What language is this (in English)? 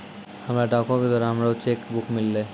Maithili